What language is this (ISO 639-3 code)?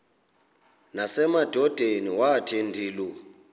xho